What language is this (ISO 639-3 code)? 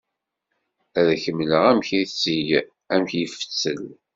kab